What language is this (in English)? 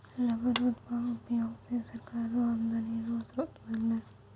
Maithili